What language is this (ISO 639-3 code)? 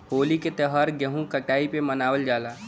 bho